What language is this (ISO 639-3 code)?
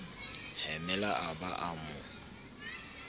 sot